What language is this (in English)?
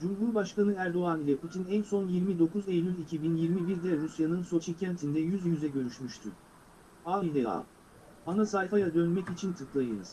Turkish